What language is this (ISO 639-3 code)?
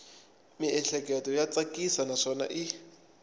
tso